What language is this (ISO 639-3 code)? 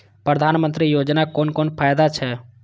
mai